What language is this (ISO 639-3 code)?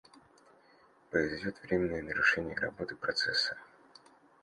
rus